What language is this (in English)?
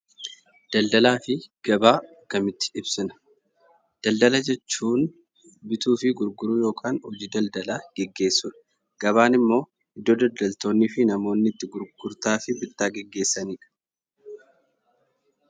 Oromo